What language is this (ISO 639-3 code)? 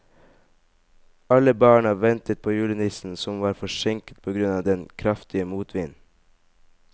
nor